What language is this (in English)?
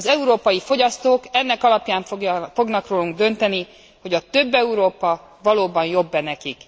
Hungarian